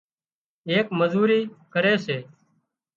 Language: Wadiyara Koli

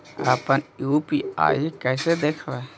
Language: Magahi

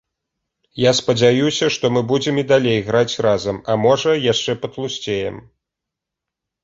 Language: Belarusian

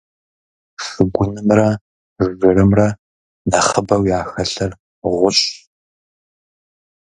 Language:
Kabardian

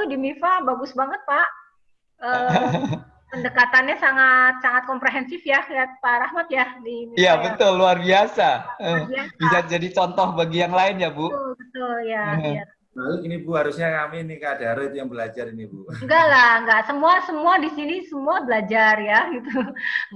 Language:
Indonesian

